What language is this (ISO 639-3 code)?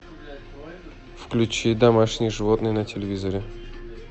rus